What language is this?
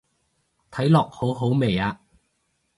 Cantonese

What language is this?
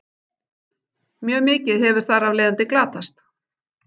Icelandic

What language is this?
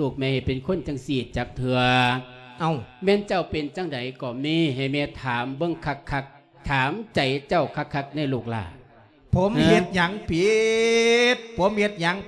Thai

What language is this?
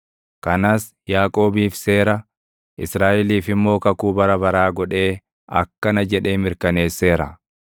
Oromo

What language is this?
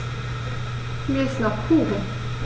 German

